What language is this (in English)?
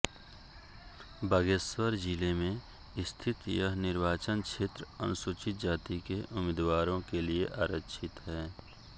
Hindi